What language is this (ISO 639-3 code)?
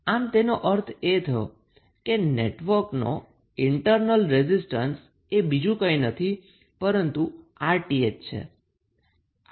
guj